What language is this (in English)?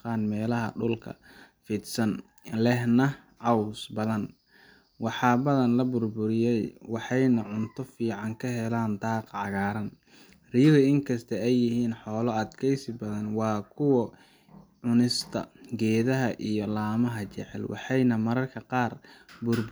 Somali